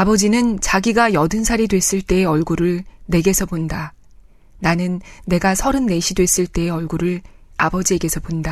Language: Korean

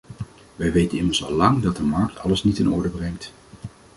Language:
Dutch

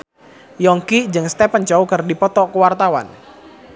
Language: Sundanese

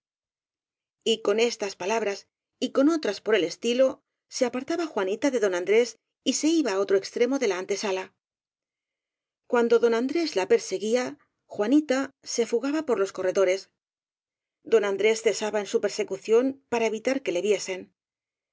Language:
Spanish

